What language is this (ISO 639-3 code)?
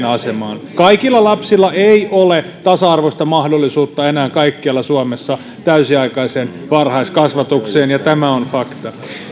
fin